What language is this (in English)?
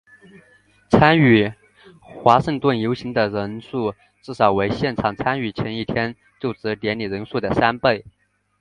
Chinese